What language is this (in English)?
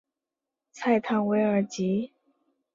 Chinese